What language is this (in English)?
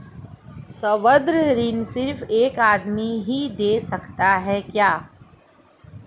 Hindi